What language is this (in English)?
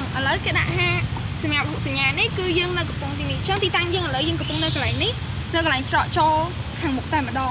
Thai